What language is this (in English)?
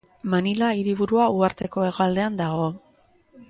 Basque